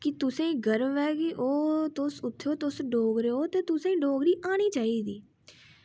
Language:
Dogri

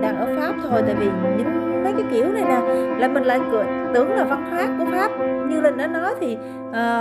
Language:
Vietnamese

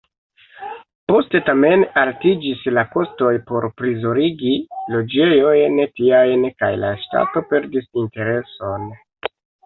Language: Esperanto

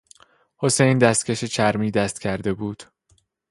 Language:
Persian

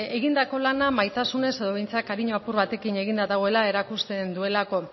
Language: Basque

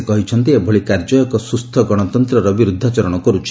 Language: Odia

